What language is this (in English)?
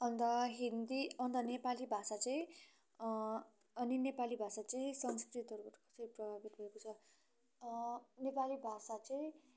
Nepali